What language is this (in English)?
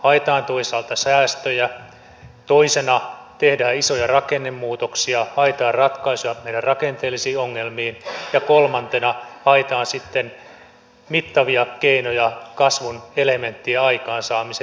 Finnish